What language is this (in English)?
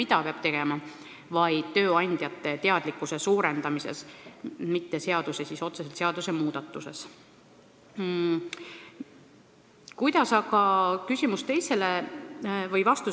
Estonian